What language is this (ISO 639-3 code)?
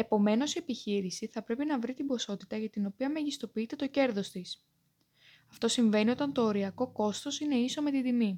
ell